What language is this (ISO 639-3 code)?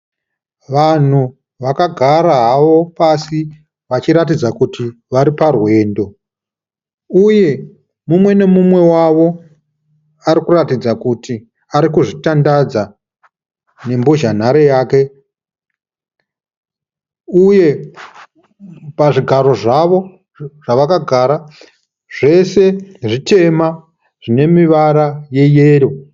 sna